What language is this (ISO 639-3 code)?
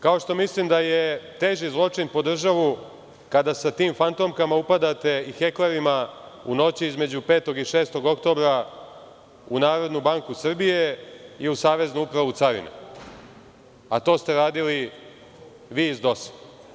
srp